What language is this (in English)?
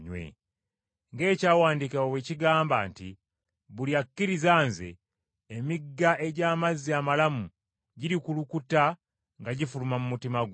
Ganda